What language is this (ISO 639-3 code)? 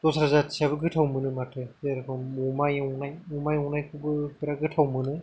brx